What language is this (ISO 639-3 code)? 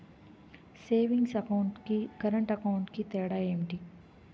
tel